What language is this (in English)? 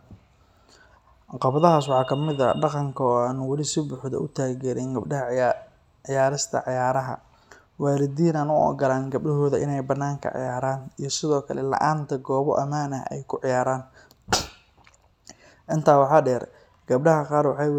Somali